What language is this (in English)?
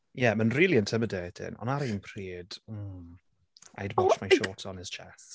Welsh